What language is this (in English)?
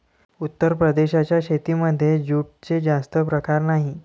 Marathi